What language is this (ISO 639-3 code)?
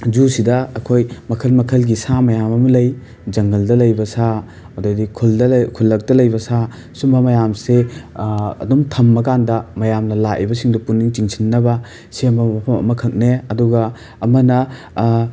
mni